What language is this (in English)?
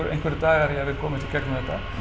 Icelandic